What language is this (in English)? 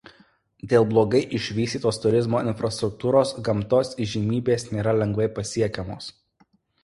Lithuanian